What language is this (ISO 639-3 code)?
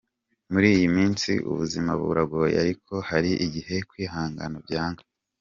kin